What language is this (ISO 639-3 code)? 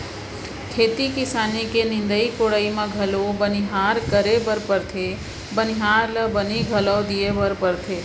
hne